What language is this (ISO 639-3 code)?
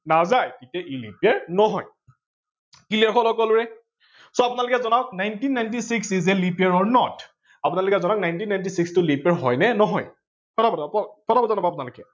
asm